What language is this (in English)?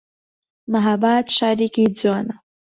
Central Kurdish